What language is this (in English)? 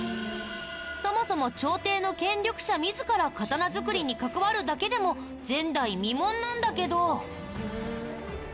Japanese